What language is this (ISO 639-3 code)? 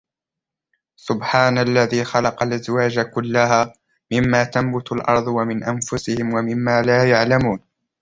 ara